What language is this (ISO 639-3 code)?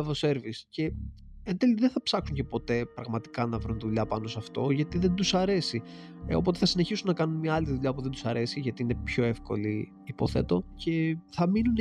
ell